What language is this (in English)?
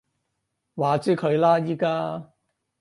Cantonese